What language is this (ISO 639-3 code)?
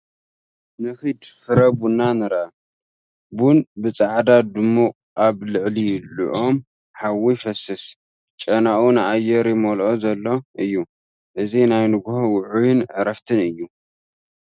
tir